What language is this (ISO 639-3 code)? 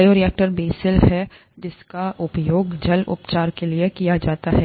hin